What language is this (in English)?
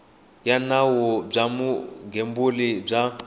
Tsonga